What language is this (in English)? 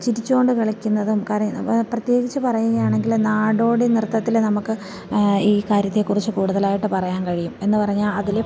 Malayalam